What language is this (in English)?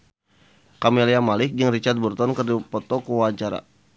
Sundanese